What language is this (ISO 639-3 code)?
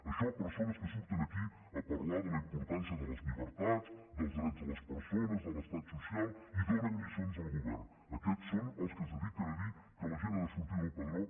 cat